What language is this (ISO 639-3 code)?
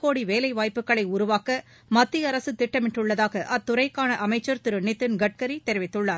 tam